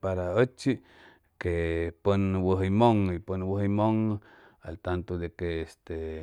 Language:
Chimalapa Zoque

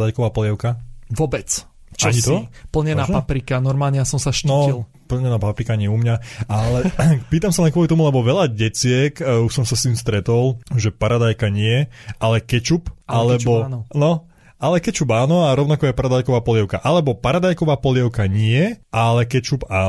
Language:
Slovak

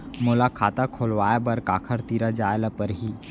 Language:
Chhattisgarhi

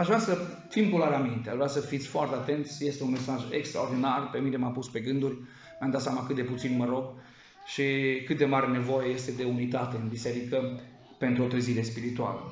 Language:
Romanian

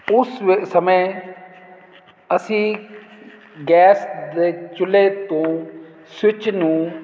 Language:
Punjabi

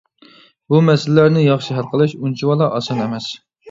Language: Uyghur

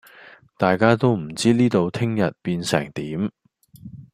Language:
Cantonese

